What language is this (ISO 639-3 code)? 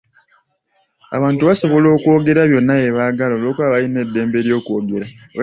lug